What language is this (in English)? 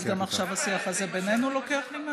Hebrew